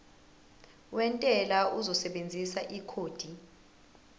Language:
Zulu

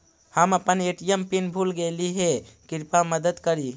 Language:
Magahi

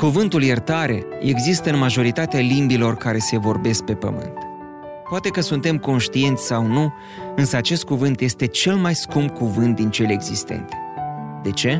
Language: Romanian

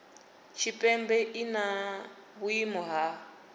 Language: Venda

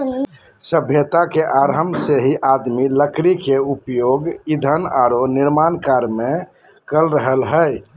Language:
Magahi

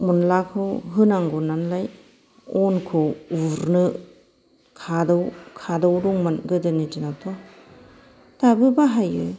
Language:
Bodo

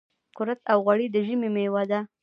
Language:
Pashto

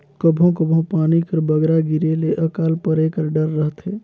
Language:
Chhattisgarhi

